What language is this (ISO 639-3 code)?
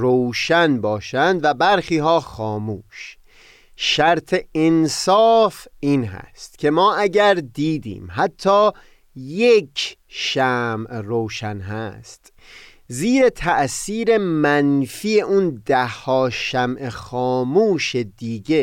fas